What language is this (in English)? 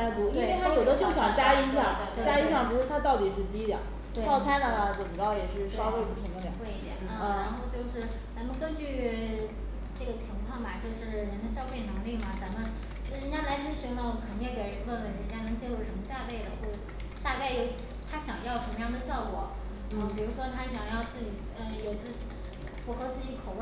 Chinese